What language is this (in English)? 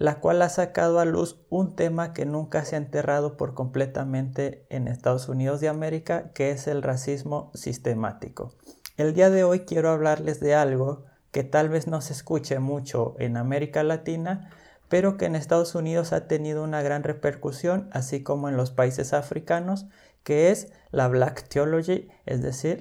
Spanish